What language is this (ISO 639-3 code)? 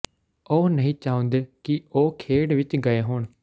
pan